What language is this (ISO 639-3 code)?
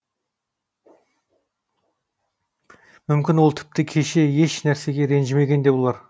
kaz